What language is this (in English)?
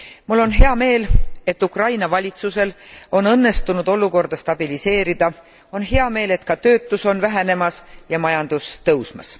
Estonian